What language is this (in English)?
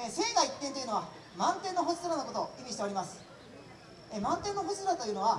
Japanese